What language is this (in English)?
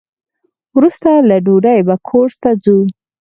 Pashto